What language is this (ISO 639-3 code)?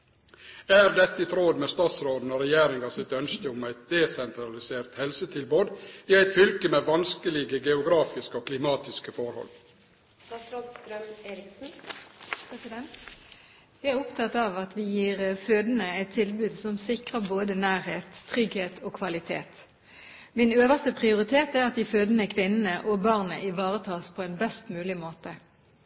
nor